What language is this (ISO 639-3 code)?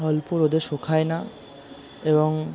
ben